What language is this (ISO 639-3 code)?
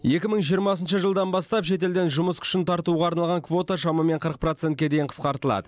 kaz